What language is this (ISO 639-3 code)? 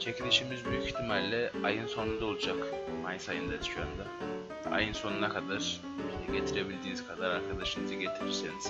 tur